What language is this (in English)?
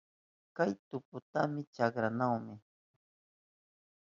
Southern Pastaza Quechua